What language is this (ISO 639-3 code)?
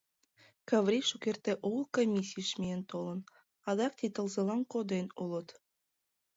chm